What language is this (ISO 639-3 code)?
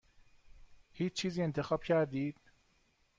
fas